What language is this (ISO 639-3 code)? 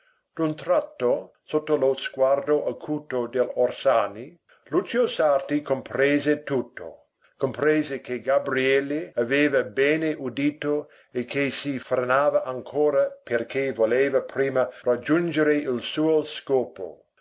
ita